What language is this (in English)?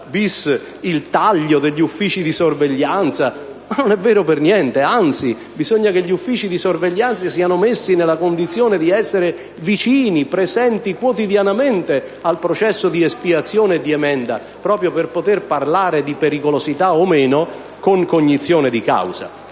Italian